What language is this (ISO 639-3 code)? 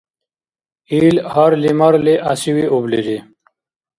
dar